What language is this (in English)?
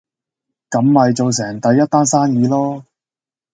Cantonese